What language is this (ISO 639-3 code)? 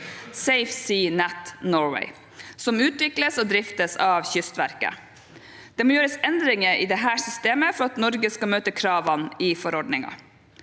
nor